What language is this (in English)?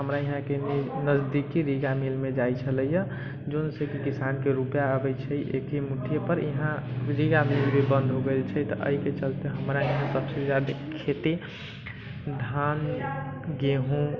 Maithili